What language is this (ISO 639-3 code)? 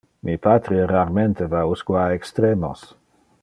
ina